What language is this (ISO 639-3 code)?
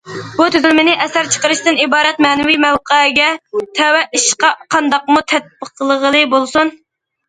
uig